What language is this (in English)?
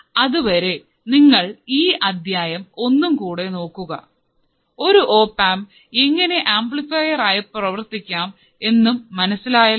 Malayalam